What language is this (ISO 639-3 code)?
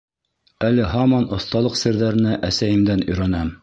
bak